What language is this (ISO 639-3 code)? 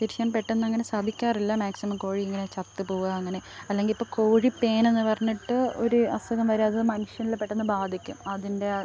mal